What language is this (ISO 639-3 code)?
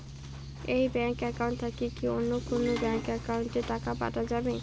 ben